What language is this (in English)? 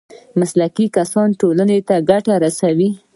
Pashto